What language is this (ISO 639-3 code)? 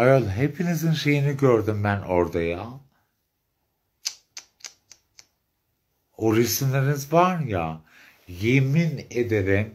tur